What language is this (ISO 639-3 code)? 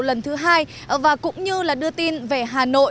vie